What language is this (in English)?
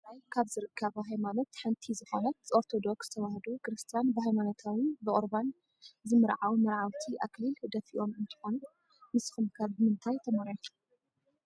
Tigrinya